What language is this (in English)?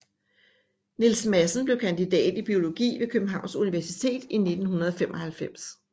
Danish